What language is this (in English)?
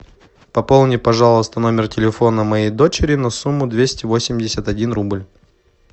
Russian